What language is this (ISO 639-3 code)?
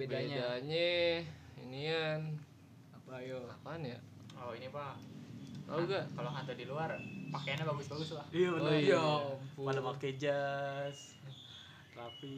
ind